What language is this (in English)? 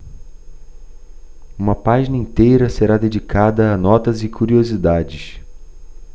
Portuguese